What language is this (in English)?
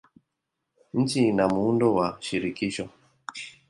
Swahili